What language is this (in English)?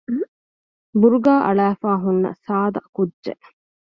Divehi